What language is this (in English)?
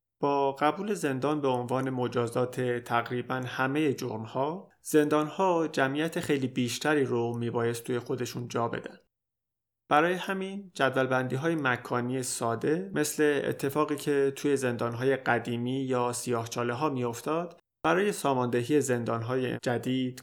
Persian